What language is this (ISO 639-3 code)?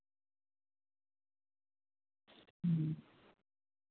sat